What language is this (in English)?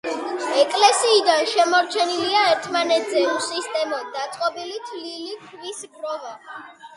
Georgian